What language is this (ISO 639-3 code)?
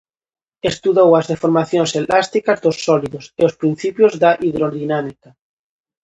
glg